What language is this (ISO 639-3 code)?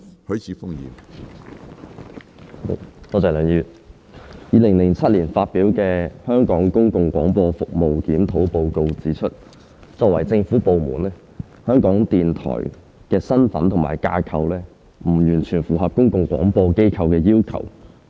yue